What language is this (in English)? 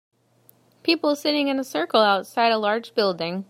English